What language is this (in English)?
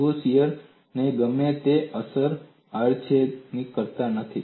Gujarati